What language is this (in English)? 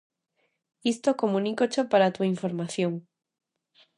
Galician